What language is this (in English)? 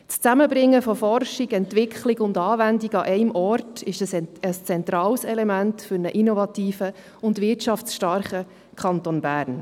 Swiss German